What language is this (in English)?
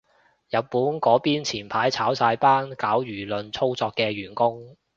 Cantonese